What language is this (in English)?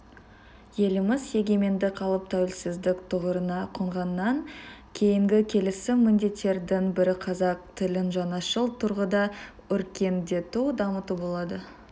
Kazakh